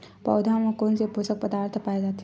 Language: Chhattisgarhi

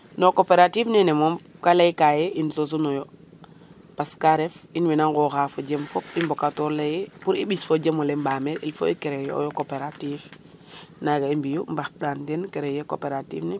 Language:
Serer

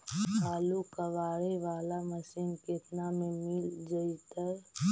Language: Magahi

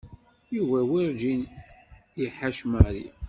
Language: Kabyle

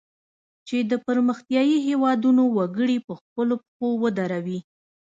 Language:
Pashto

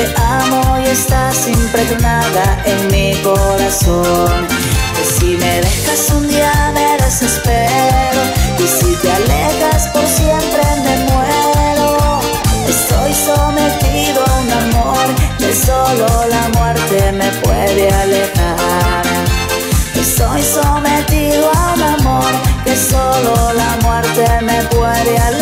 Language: Spanish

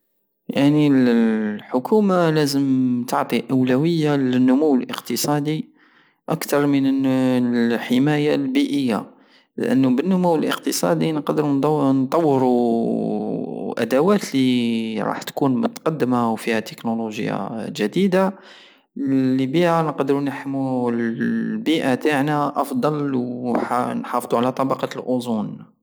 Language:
Algerian Saharan Arabic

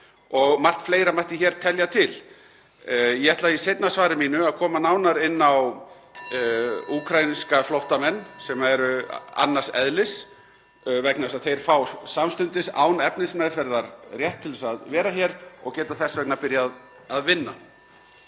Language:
Icelandic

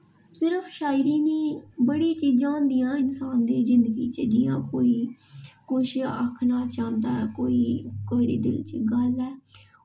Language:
Dogri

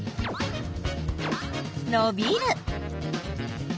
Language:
Japanese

